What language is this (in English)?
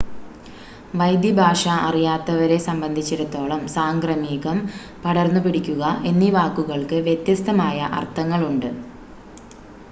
Malayalam